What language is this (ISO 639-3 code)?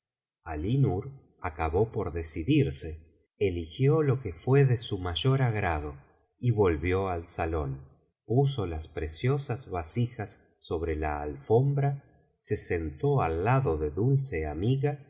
spa